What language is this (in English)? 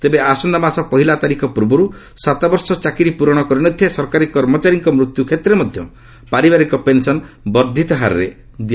Odia